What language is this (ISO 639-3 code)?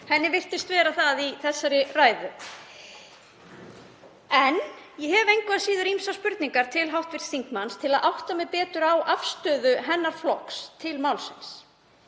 isl